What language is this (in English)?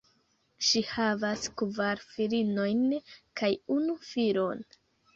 Esperanto